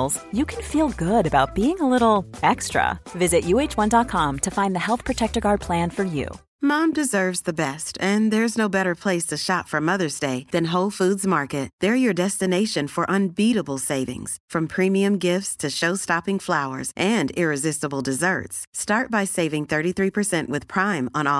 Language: Swedish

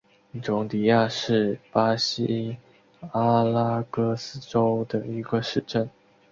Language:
Chinese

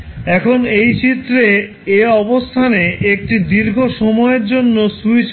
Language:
Bangla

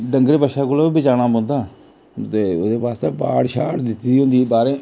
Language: Dogri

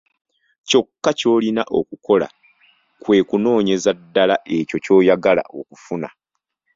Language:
Ganda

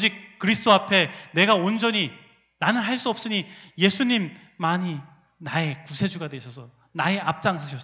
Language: Korean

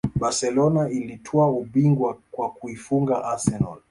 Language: Swahili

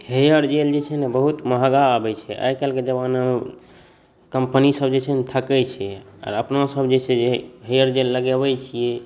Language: Maithili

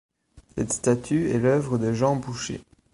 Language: French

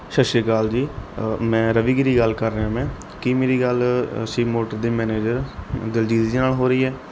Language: Punjabi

